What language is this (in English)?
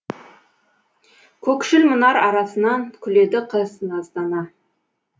Kazakh